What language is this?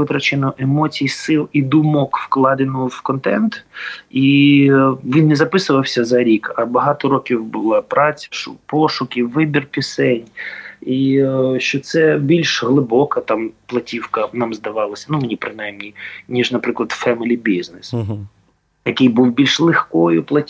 Ukrainian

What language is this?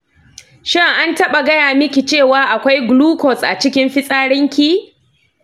Hausa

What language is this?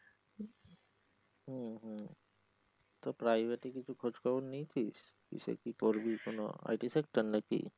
Bangla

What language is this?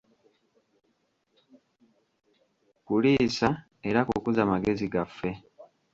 Ganda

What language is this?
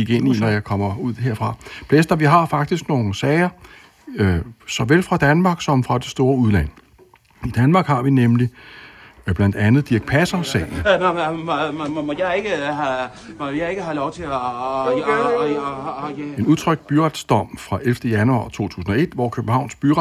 Danish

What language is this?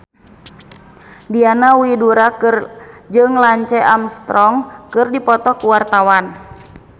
Sundanese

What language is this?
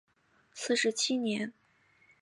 Chinese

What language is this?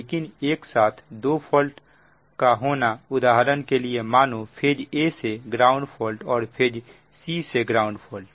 Hindi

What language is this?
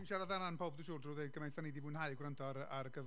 Welsh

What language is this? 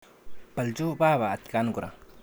Kalenjin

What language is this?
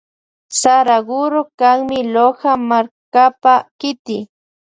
Loja Highland Quichua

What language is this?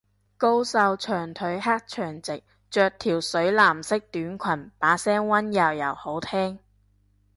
Cantonese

